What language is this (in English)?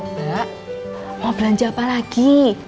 Indonesian